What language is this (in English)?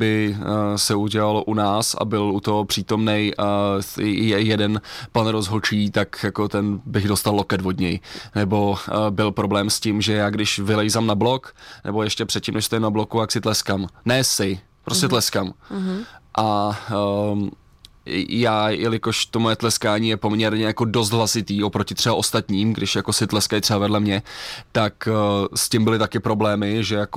Czech